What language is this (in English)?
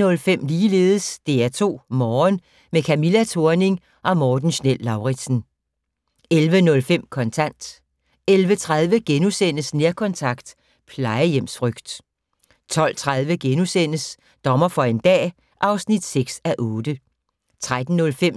Danish